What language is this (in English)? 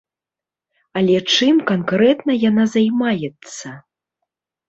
Belarusian